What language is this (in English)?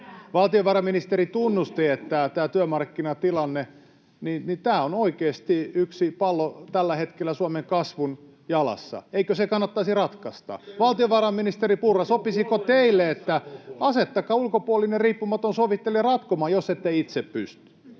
Finnish